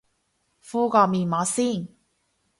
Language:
Cantonese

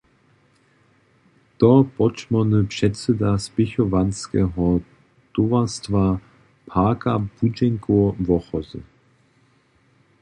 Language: Upper Sorbian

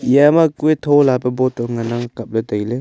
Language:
Wancho Naga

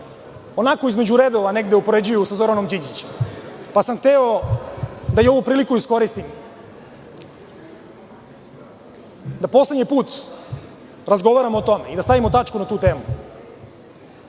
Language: Serbian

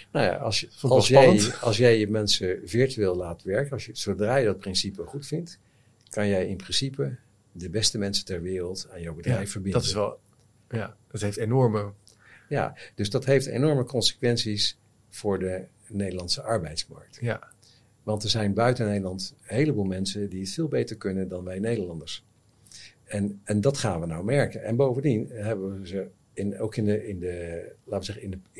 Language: Dutch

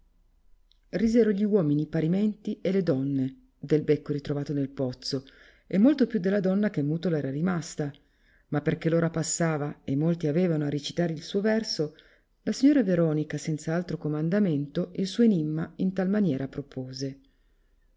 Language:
Italian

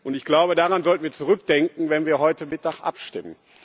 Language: German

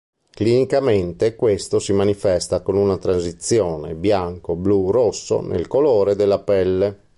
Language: Italian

